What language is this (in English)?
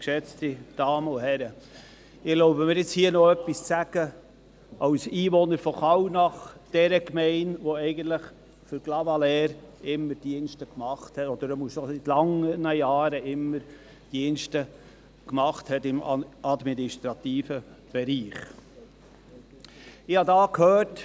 Swiss German